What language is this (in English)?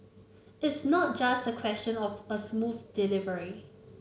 English